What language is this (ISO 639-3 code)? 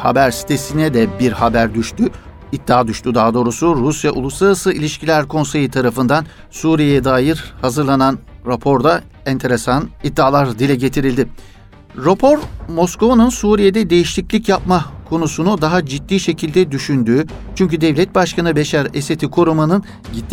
tur